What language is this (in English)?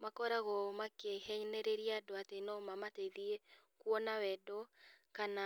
Kikuyu